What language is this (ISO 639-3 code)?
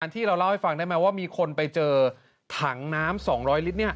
tha